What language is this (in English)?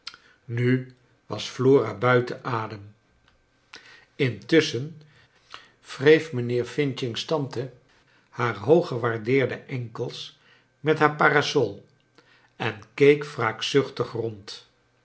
Dutch